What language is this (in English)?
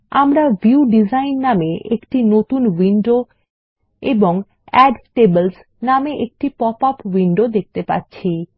Bangla